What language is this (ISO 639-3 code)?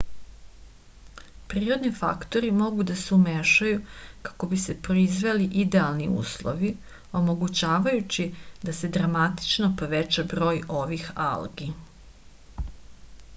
srp